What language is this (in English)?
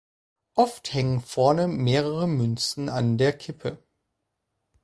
German